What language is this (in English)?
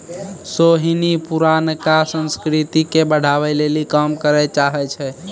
Maithili